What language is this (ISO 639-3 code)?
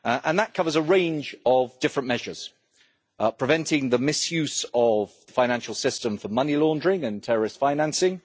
eng